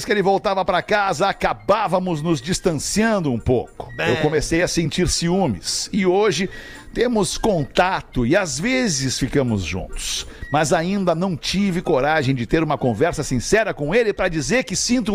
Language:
Portuguese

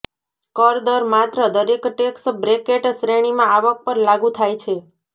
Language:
Gujarati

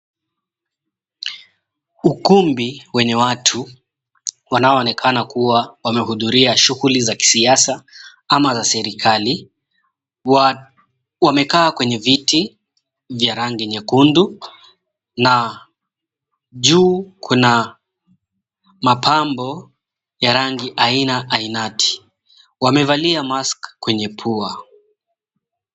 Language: Swahili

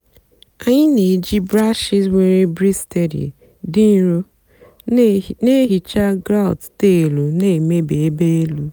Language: Igbo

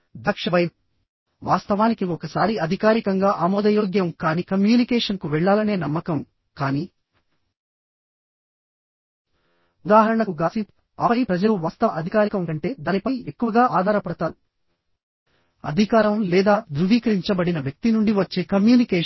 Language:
Telugu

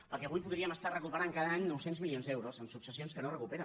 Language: Catalan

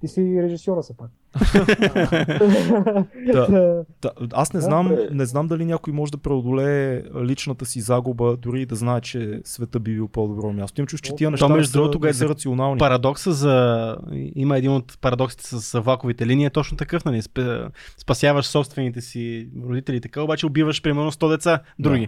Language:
Bulgarian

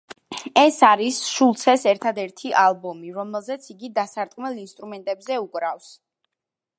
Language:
Georgian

